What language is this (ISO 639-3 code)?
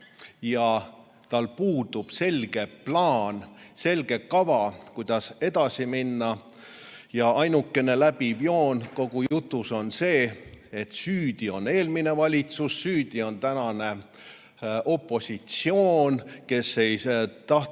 est